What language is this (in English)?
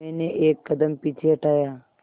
Hindi